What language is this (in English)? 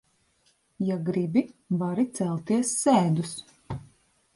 Latvian